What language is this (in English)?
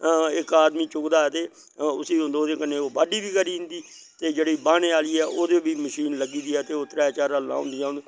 Dogri